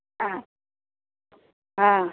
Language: Maithili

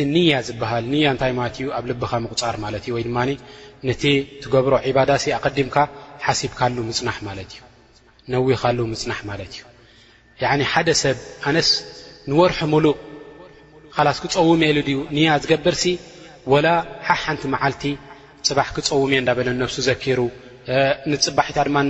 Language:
Arabic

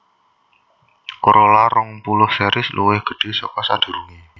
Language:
Javanese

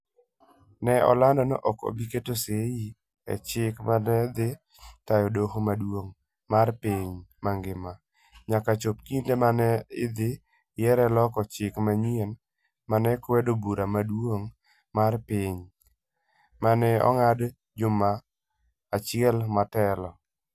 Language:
Luo (Kenya and Tanzania)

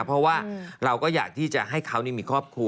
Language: Thai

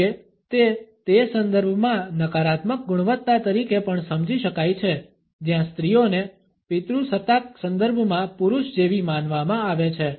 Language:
Gujarati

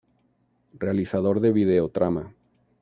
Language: Spanish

